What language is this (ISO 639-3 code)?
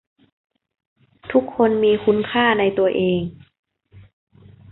tha